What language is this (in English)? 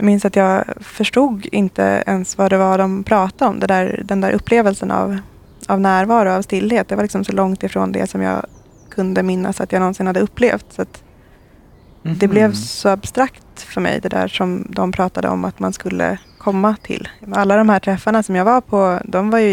Swedish